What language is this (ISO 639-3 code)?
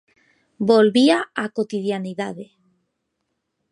glg